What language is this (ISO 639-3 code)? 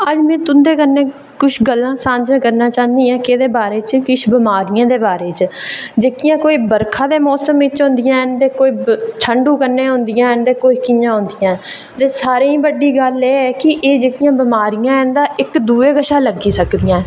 doi